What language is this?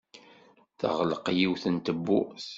Kabyle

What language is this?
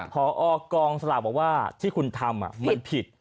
Thai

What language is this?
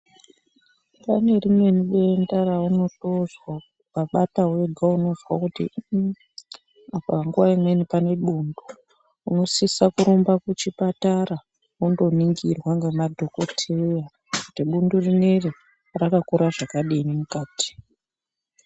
Ndau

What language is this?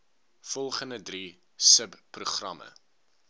Afrikaans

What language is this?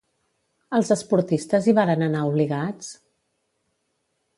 Catalan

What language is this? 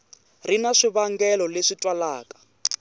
Tsonga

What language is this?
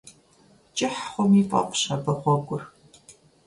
Kabardian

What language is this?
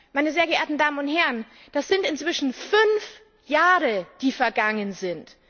German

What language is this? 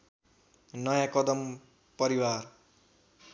Nepali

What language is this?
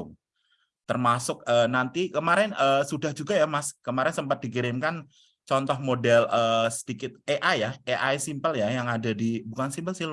Indonesian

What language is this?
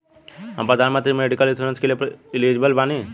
Bhojpuri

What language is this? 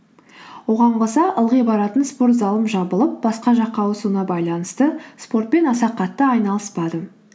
Kazakh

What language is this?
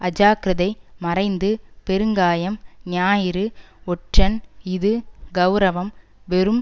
Tamil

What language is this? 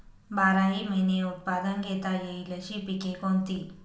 Marathi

